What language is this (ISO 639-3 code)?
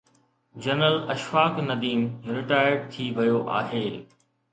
snd